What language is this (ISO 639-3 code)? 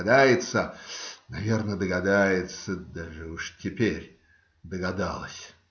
rus